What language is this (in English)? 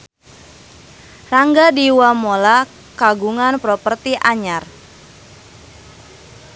Sundanese